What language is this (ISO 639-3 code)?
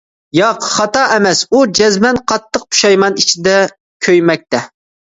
uig